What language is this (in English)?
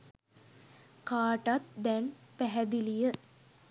Sinhala